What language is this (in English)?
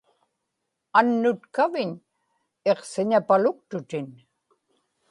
Inupiaq